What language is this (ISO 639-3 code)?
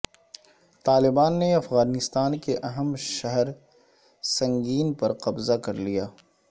urd